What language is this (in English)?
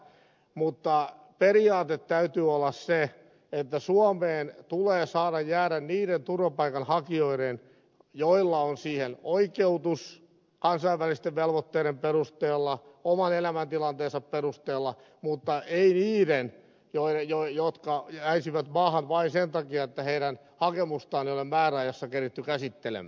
Finnish